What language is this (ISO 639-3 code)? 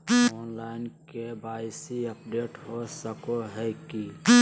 mag